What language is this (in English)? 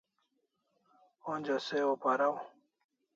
Kalasha